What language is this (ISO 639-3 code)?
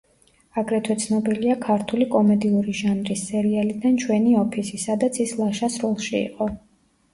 kat